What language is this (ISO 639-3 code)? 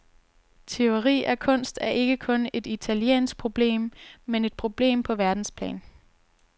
dan